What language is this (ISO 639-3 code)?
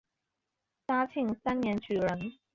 zho